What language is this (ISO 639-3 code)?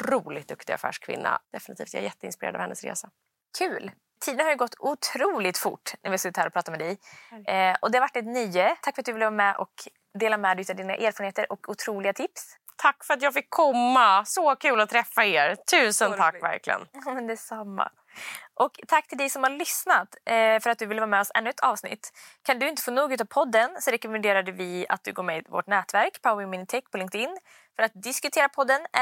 swe